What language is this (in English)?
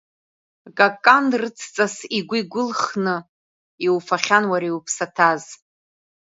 Abkhazian